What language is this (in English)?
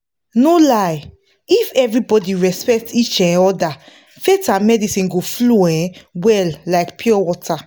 Nigerian Pidgin